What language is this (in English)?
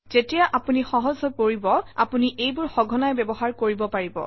Assamese